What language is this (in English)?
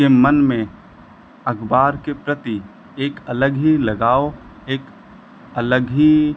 Hindi